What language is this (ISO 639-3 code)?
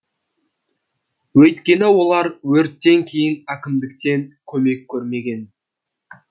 kaz